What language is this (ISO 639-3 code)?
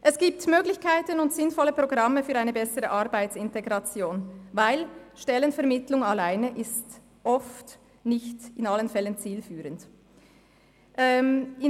gsw